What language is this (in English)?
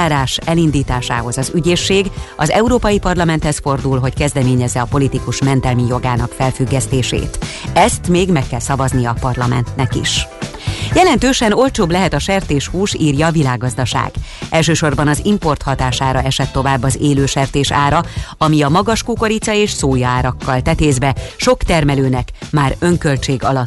Hungarian